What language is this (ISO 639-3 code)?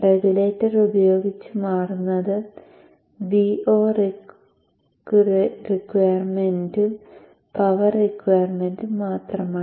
mal